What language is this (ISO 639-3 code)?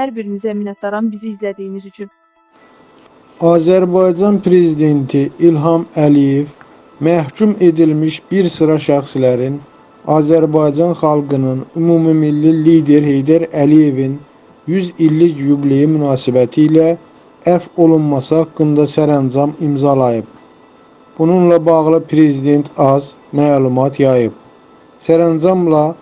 tur